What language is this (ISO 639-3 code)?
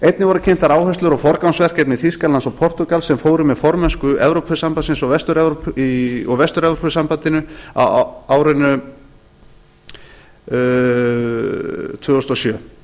isl